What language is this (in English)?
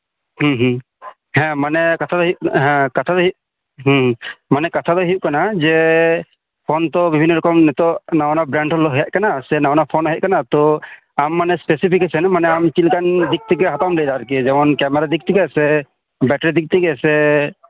Santali